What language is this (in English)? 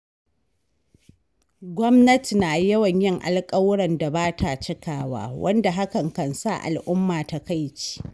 Hausa